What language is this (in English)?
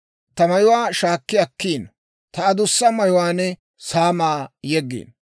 Dawro